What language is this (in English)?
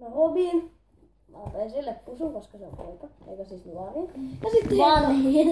Finnish